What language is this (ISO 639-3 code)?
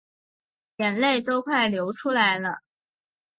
zho